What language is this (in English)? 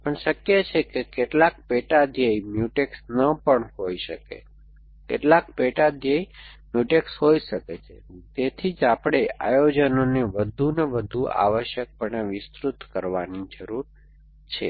Gujarati